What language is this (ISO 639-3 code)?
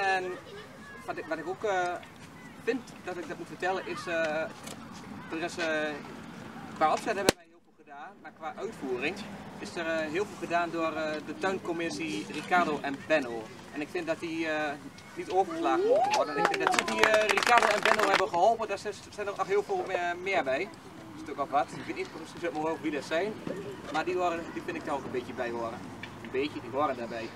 nld